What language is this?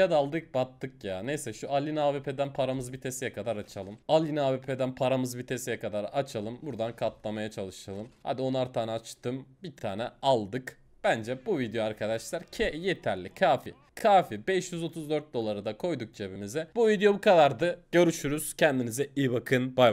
Turkish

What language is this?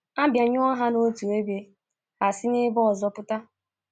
Igbo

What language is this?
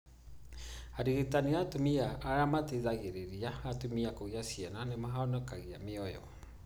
Kikuyu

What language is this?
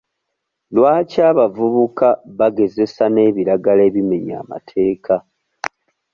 Ganda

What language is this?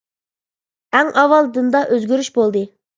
Uyghur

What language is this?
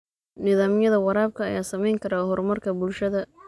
Somali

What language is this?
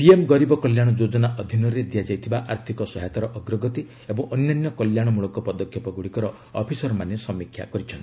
Odia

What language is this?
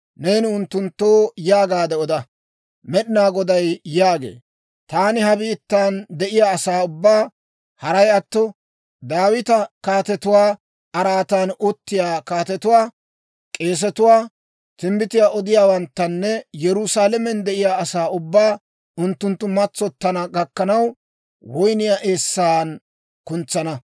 Dawro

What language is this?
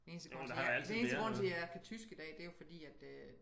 Danish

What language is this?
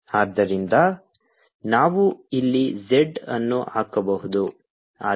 Kannada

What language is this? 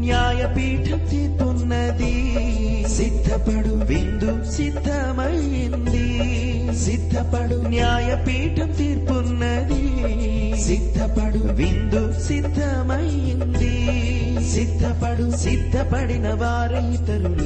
Telugu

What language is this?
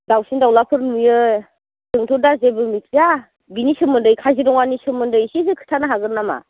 Bodo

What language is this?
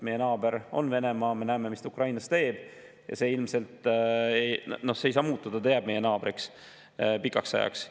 Estonian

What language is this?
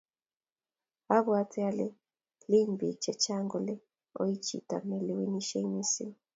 Kalenjin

